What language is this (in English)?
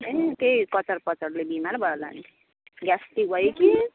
Nepali